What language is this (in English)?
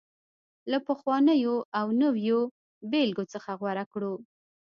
Pashto